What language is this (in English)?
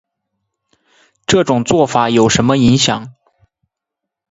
Chinese